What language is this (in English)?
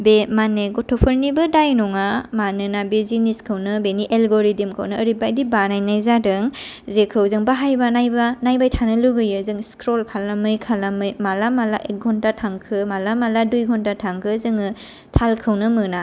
Bodo